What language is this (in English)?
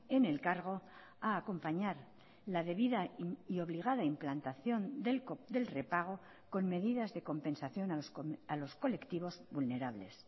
Spanish